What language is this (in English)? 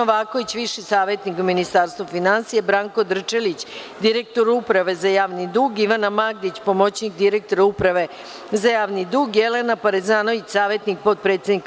Serbian